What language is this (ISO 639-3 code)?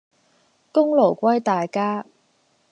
yue